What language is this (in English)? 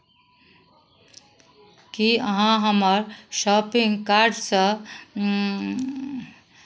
Maithili